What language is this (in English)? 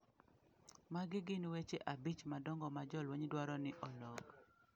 Luo (Kenya and Tanzania)